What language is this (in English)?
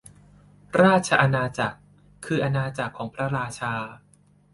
Thai